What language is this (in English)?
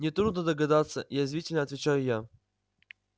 Russian